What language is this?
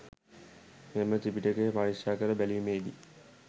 Sinhala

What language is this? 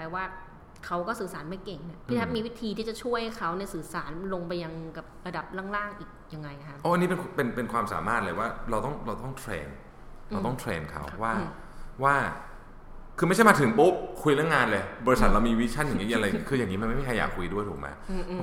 Thai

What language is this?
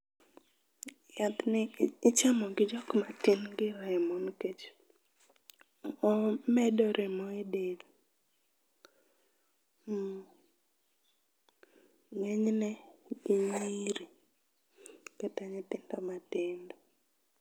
Luo (Kenya and Tanzania)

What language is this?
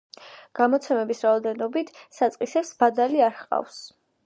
Georgian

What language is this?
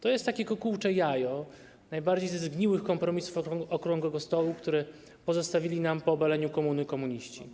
Polish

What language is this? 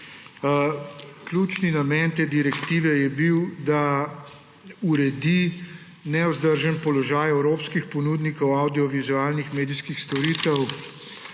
Slovenian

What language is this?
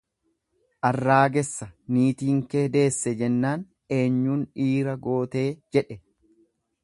Oromo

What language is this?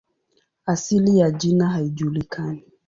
Swahili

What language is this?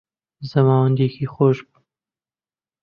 Central Kurdish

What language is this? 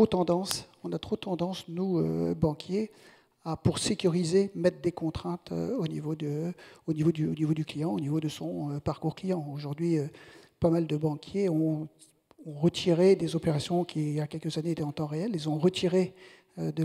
French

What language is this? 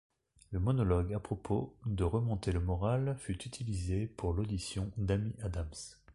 French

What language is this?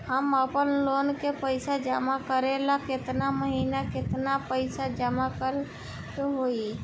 Bhojpuri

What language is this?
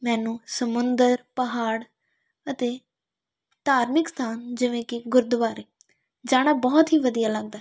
Punjabi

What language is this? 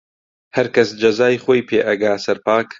Central Kurdish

